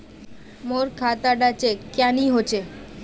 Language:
Magahi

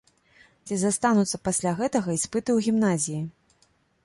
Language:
Belarusian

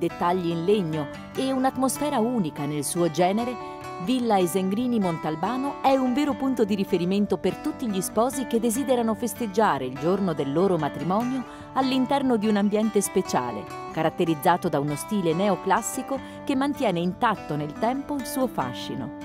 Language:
Italian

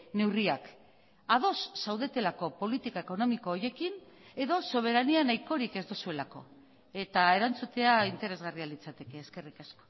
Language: Basque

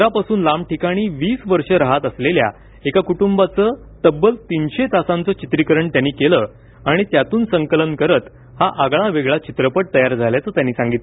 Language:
Marathi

